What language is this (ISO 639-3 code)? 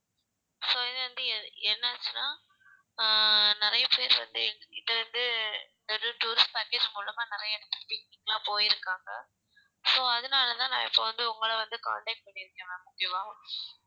tam